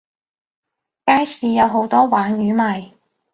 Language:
Cantonese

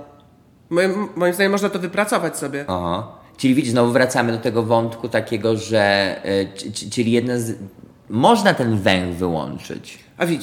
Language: Polish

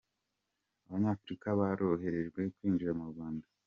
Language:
Kinyarwanda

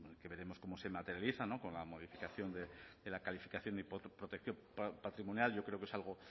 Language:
Spanish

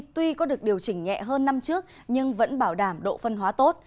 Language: Vietnamese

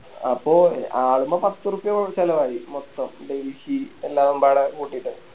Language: Malayalam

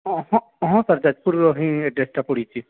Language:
Odia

